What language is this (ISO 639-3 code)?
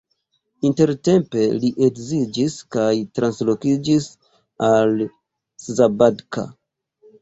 epo